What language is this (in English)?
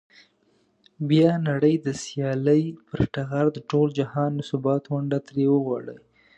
Pashto